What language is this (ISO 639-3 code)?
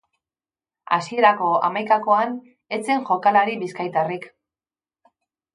eus